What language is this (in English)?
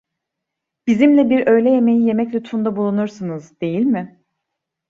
Turkish